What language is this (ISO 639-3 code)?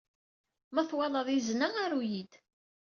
kab